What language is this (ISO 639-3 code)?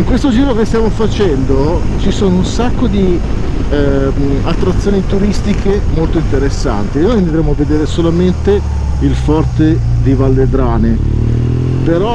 ita